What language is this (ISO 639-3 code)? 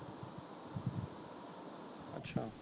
pan